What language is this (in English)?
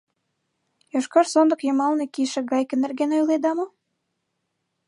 Mari